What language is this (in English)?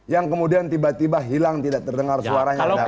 Indonesian